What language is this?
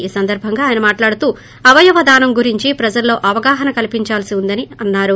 Telugu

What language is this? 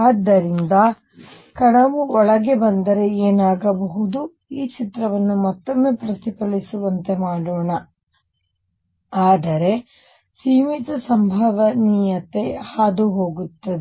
Kannada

